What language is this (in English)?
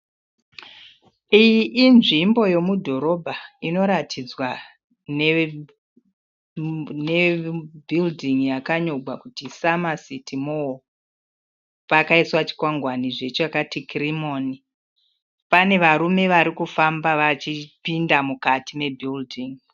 Shona